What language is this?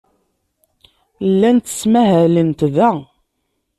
Kabyle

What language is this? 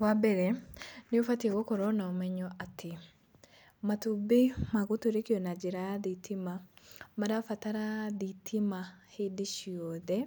Kikuyu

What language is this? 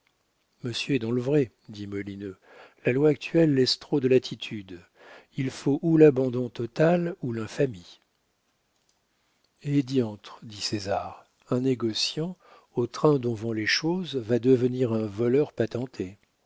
French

